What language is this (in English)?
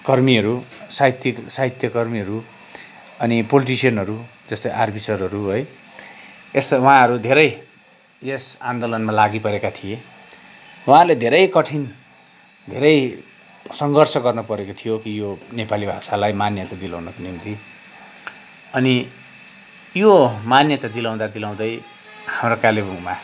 Nepali